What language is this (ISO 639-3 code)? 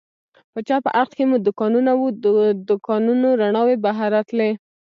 pus